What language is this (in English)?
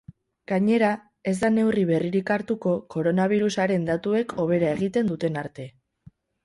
Basque